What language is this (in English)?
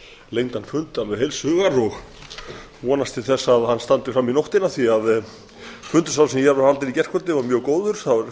Icelandic